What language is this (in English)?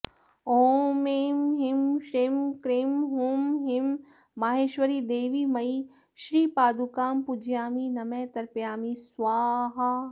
Sanskrit